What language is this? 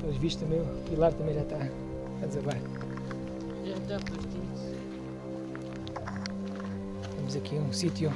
Portuguese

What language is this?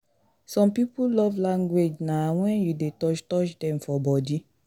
Nigerian Pidgin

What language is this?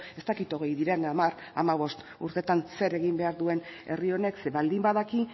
Basque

